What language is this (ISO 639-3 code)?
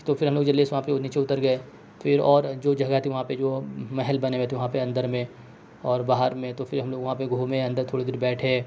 urd